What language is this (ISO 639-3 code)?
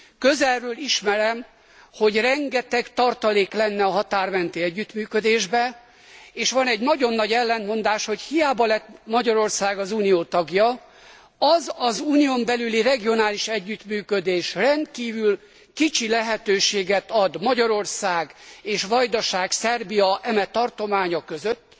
hun